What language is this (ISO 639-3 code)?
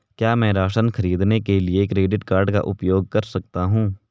hin